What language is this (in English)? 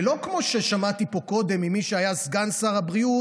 Hebrew